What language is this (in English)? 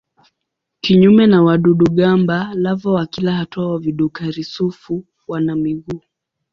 Swahili